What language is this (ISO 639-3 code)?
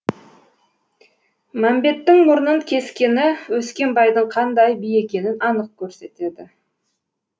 kaz